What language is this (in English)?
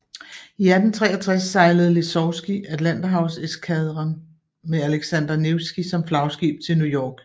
Danish